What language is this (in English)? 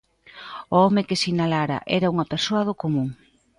Galician